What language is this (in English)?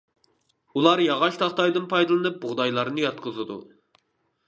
Uyghur